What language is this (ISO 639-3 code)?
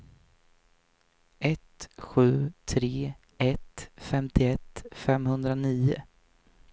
swe